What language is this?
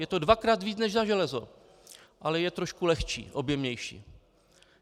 Czech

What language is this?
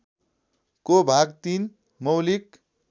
Nepali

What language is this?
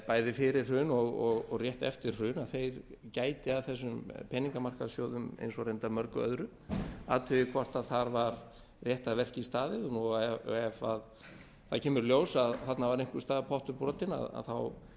Icelandic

